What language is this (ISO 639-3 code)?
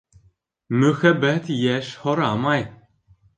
bak